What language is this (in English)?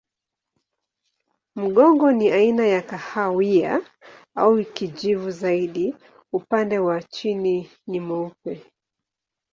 Swahili